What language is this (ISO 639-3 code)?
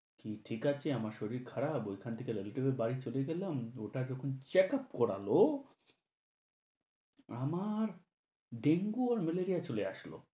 ben